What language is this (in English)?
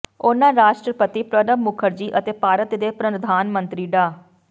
Punjabi